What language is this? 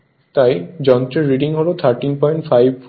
Bangla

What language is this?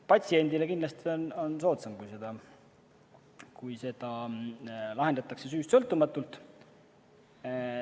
Estonian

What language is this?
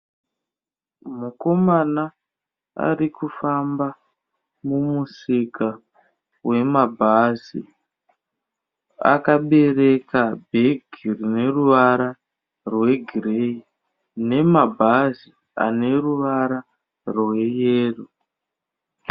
Shona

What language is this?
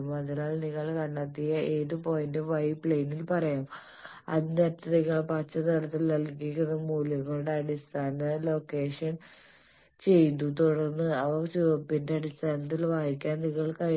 Malayalam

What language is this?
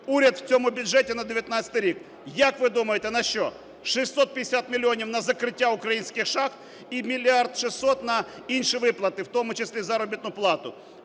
Ukrainian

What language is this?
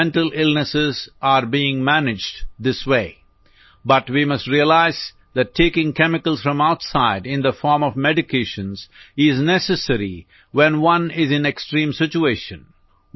Gujarati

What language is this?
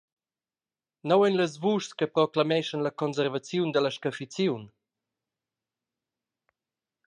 Romansh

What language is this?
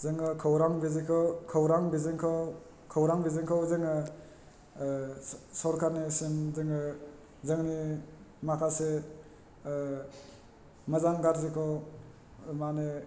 Bodo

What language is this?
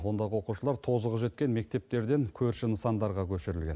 Kazakh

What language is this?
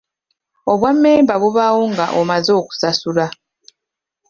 Ganda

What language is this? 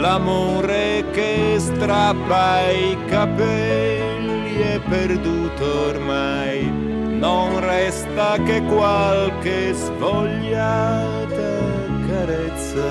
Italian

